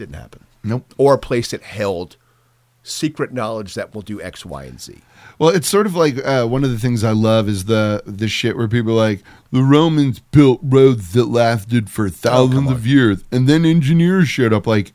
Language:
English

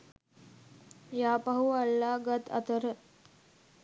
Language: Sinhala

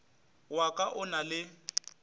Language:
Northern Sotho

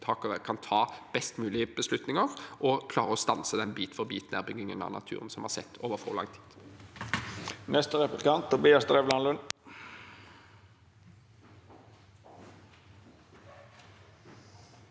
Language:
Norwegian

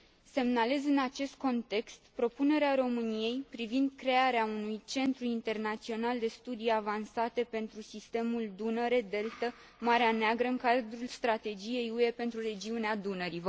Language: Romanian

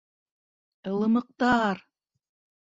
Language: Bashkir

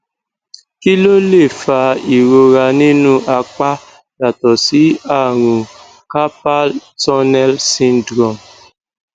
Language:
Yoruba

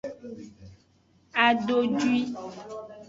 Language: Aja (Benin)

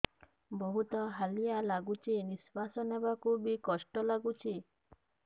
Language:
Odia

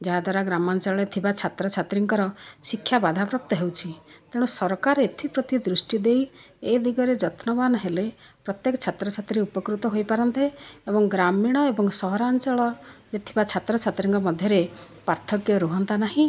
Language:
Odia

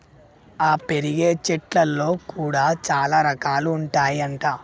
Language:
Telugu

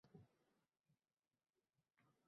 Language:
Uzbek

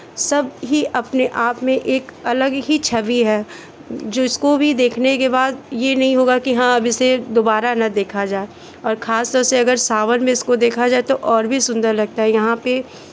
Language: Hindi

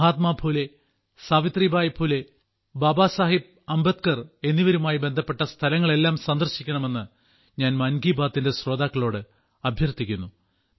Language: Malayalam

